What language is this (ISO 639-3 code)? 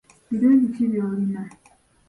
lug